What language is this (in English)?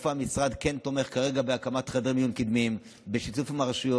Hebrew